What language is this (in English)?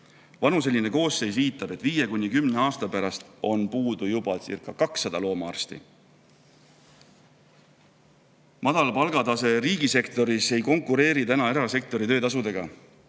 Estonian